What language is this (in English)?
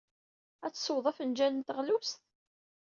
Kabyle